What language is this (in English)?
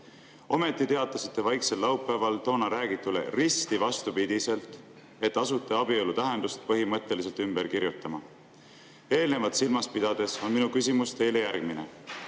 Estonian